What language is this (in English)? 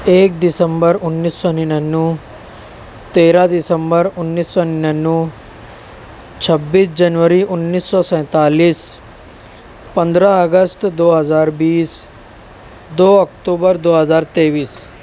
Urdu